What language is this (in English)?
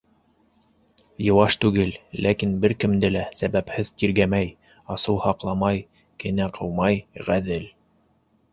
Bashkir